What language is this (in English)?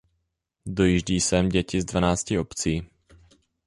Czech